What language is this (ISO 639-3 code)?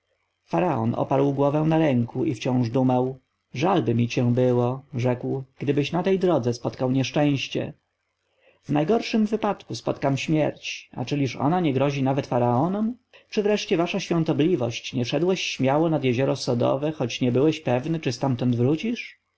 pol